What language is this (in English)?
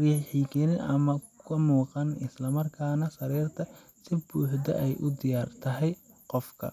Somali